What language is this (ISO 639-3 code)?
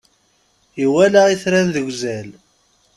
kab